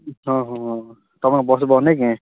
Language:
Odia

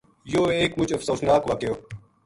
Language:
Gujari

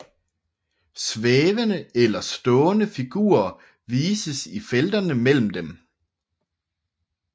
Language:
Danish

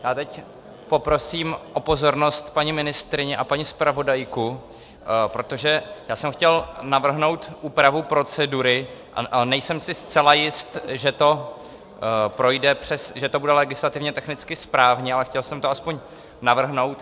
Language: Czech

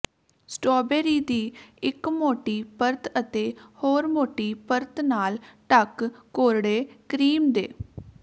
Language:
Punjabi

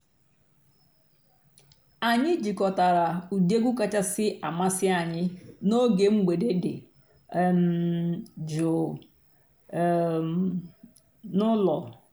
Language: Igbo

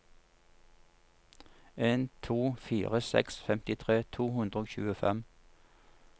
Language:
Norwegian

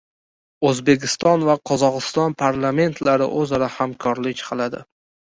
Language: Uzbek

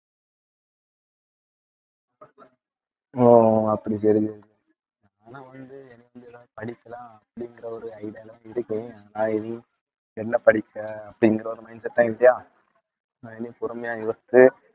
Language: Tamil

